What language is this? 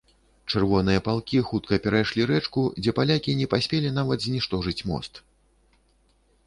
Belarusian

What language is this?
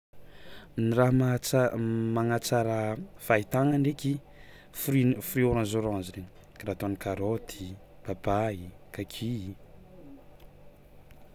Tsimihety Malagasy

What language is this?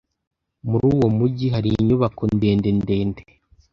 Kinyarwanda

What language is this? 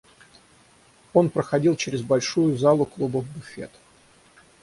Russian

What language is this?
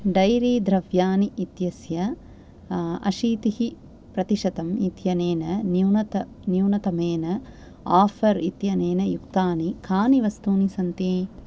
Sanskrit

